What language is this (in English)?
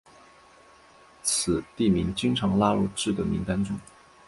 Chinese